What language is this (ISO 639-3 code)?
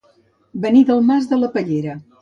cat